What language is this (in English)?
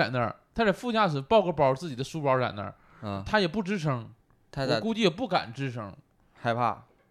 Chinese